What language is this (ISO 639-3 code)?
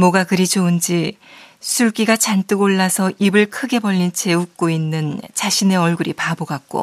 kor